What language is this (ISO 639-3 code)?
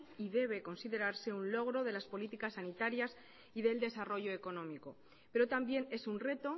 spa